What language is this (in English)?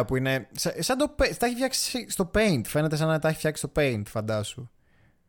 Greek